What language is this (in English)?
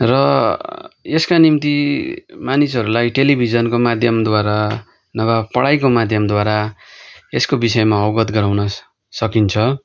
Nepali